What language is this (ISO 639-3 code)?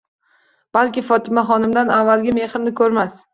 uzb